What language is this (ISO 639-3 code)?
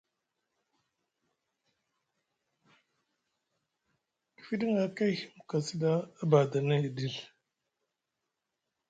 mug